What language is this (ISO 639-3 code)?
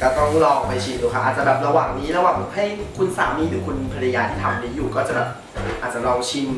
tha